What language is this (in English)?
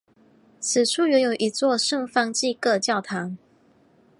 Chinese